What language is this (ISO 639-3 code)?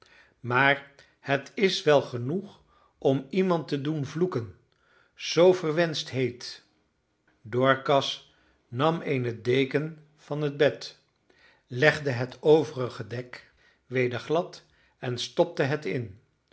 nld